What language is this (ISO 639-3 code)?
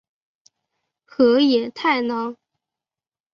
zho